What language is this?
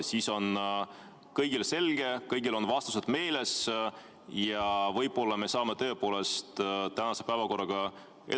Estonian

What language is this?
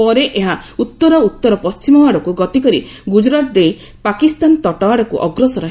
Odia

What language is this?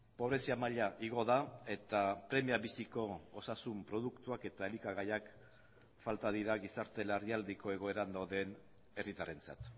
Basque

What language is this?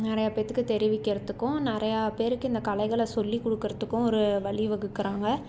Tamil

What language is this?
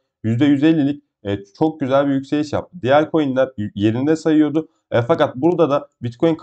Turkish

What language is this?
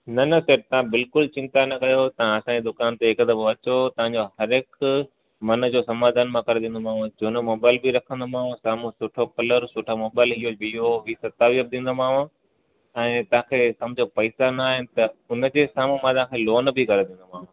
Sindhi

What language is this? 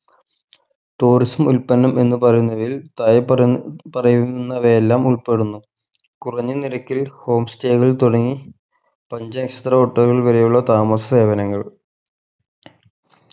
Malayalam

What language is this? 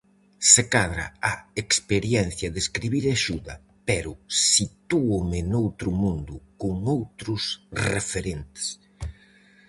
Galician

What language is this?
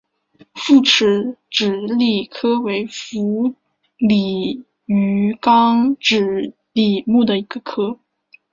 Chinese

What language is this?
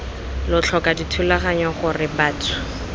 Tswana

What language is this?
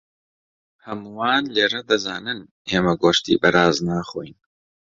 Central Kurdish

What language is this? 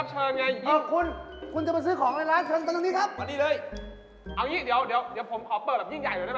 Thai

